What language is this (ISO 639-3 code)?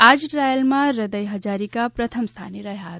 guj